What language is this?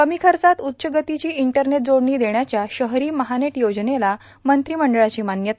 Marathi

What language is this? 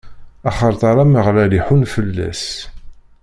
Kabyle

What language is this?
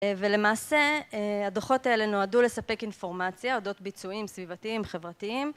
Hebrew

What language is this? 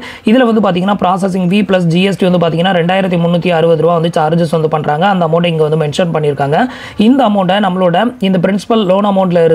Tamil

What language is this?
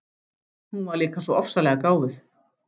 Icelandic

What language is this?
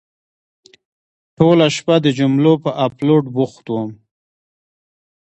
Pashto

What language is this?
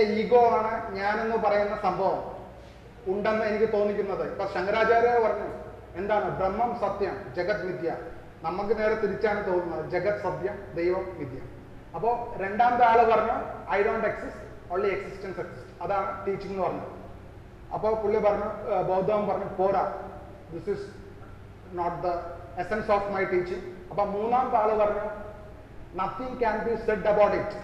Malayalam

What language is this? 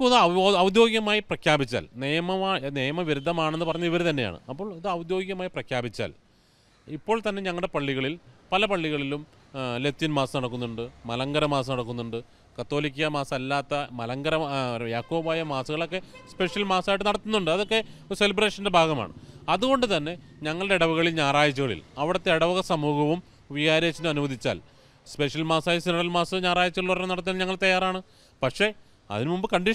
Malayalam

